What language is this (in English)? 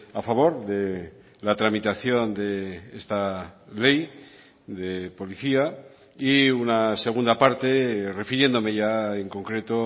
Spanish